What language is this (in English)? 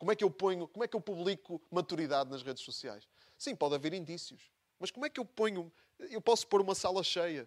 Portuguese